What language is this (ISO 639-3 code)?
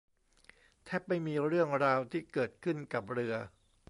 tha